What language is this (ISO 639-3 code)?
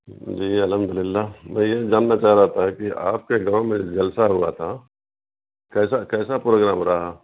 urd